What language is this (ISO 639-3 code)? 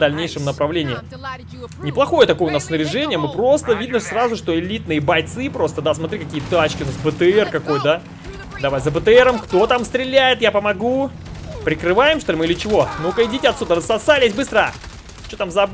rus